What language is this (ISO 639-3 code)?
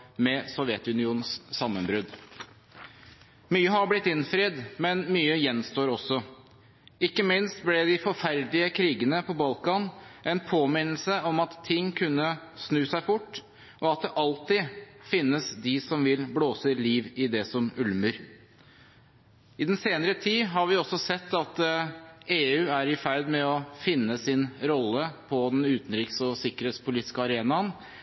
nob